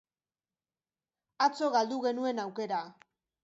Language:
Basque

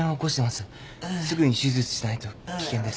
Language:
Japanese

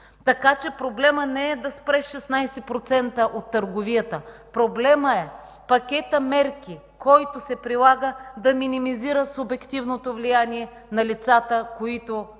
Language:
Bulgarian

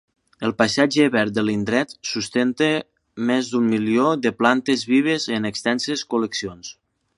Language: Catalan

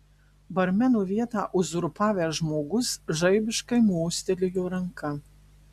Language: Lithuanian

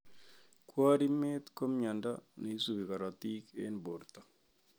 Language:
Kalenjin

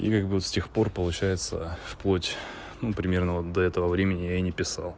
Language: Russian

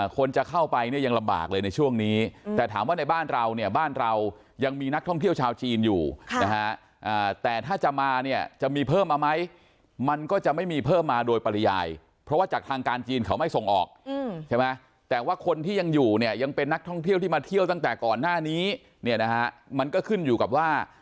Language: Thai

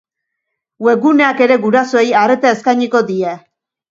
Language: Basque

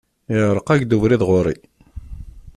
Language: Kabyle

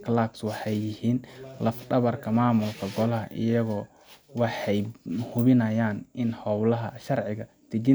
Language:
Somali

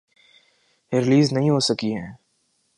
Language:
Urdu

